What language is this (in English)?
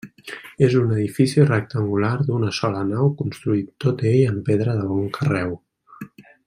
Catalan